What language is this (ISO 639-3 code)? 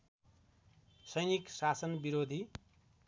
nep